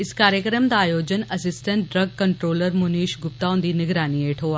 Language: Dogri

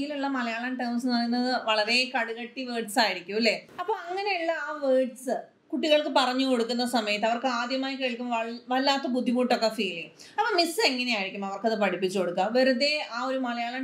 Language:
Malayalam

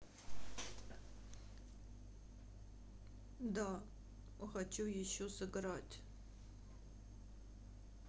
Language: Russian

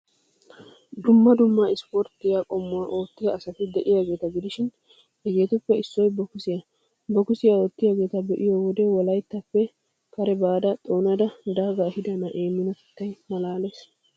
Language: Wolaytta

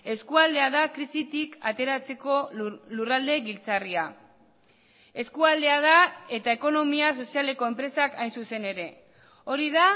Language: Basque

